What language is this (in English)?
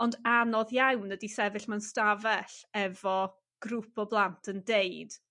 Welsh